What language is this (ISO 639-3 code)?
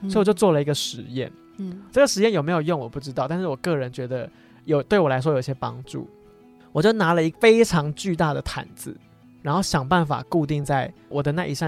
zho